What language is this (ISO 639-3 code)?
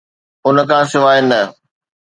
snd